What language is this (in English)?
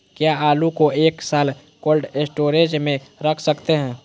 Magahi